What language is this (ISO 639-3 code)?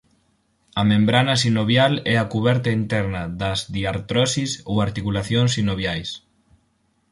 glg